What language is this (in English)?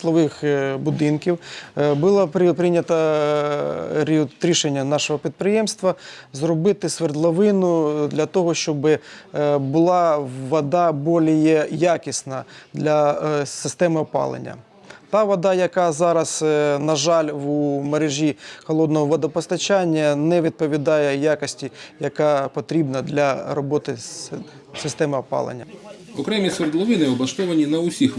Ukrainian